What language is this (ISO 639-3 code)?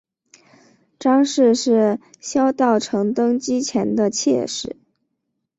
zho